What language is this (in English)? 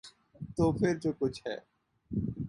Urdu